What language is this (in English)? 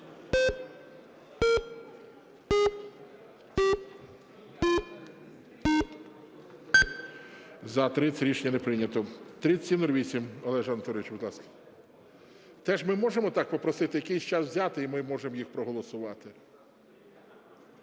Ukrainian